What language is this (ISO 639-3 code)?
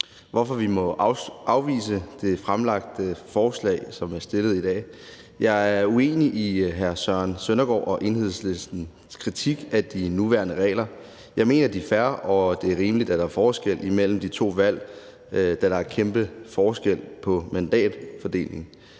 dan